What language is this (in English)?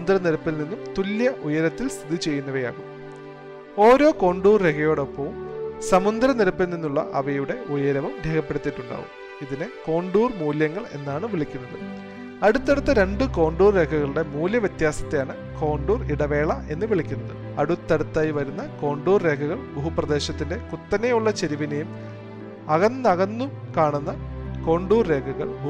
Malayalam